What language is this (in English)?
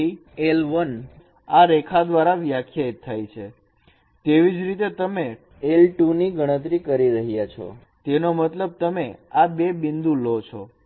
Gujarati